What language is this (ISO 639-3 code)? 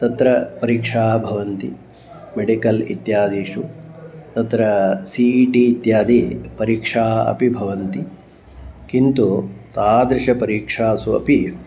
san